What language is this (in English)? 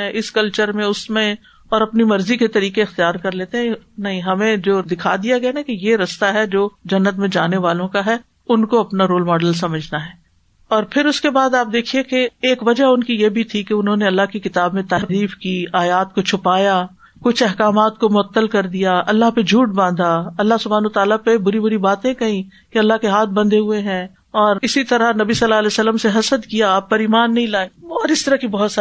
Urdu